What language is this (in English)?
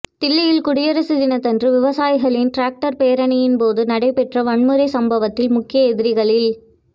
Tamil